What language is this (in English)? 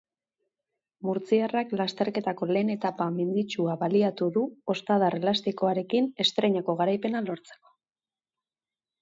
Basque